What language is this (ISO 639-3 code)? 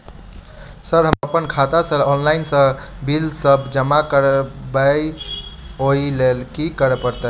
mai